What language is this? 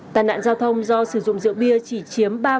Vietnamese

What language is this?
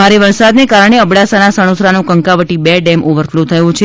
Gujarati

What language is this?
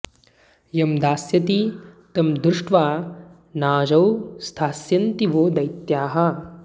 Sanskrit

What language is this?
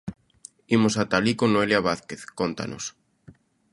Galician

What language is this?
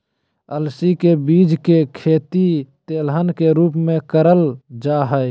Magahi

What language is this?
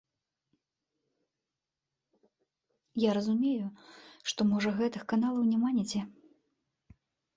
Belarusian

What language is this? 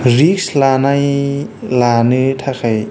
Bodo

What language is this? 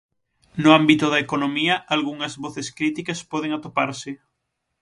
Galician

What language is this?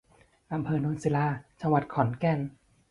Thai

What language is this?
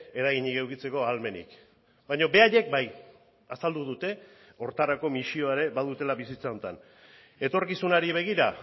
Basque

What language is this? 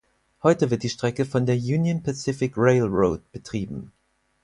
German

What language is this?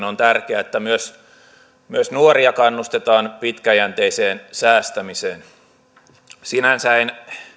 Finnish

